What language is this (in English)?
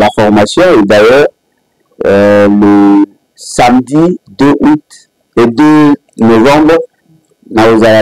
French